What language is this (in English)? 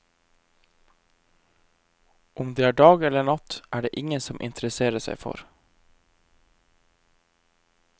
Norwegian